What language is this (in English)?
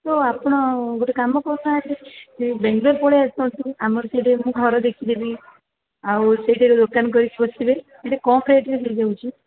Odia